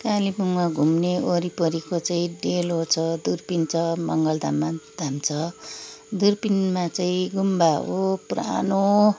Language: Nepali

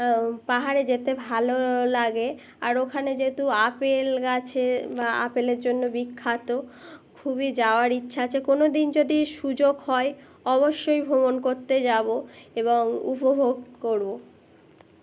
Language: Bangla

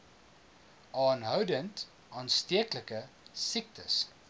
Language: Afrikaans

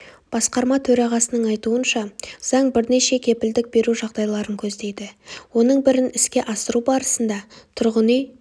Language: Kazakh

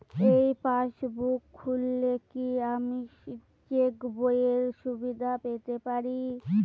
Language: Bangla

